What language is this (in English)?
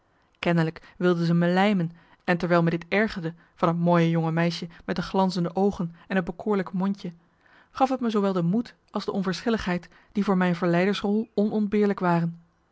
Dutch